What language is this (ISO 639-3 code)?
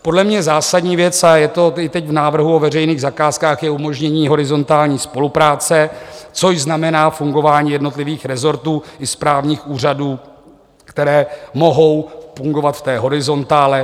ces